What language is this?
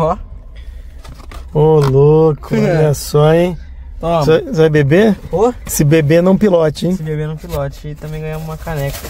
Portuguese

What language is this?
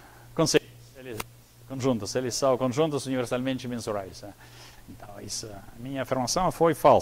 Portuguese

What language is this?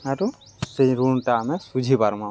Odia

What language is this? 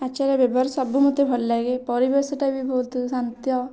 Odia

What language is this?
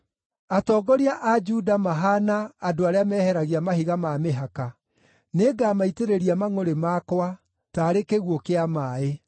Kikuyu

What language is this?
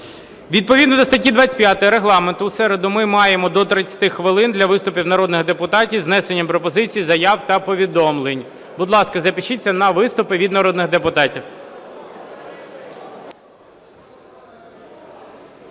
Ukrainian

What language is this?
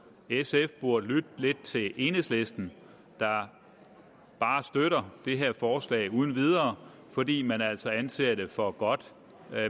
Danish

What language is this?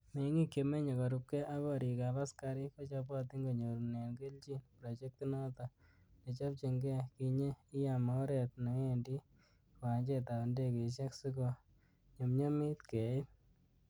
Kalenjin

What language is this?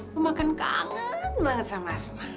Indonesian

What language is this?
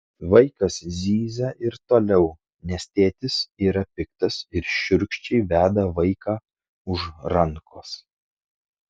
Lithuanian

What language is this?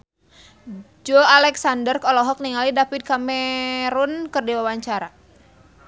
Sundanese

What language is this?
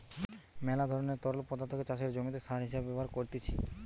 Bangla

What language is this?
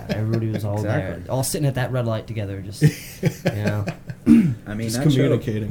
English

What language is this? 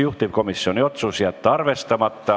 Estonian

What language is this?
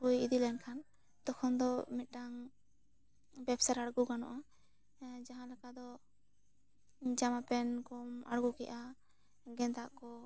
Santali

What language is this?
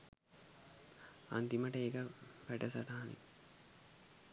Sinhala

